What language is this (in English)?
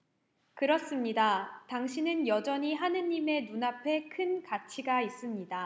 Korean